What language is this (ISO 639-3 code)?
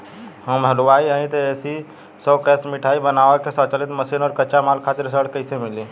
bho